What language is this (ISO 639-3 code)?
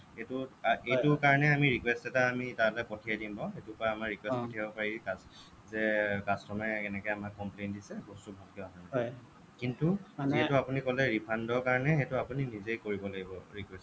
asm